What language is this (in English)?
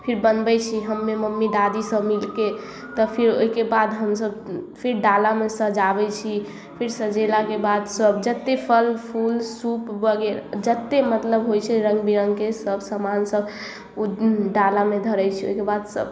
Maithili